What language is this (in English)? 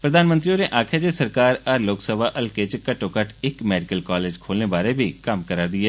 Dogri